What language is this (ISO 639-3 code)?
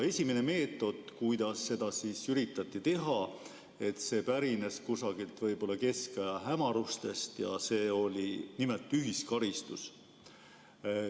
est